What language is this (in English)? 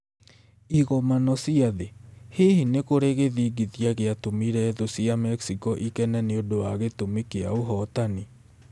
Kikuyu